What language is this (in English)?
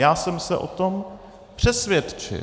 Czech